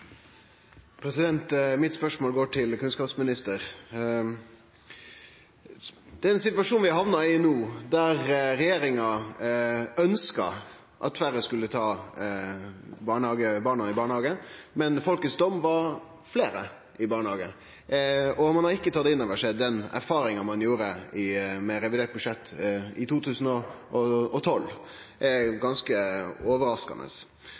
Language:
Norwegian Nynorsk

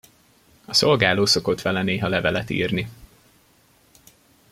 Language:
Hungarian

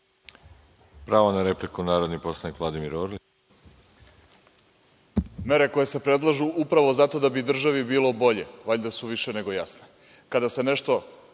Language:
Serbian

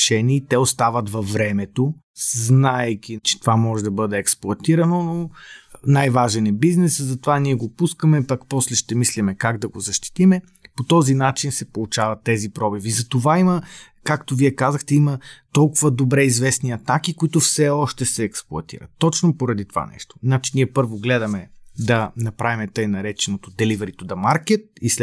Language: Bulgarian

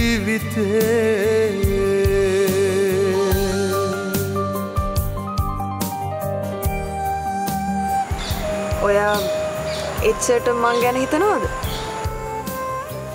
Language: Arabic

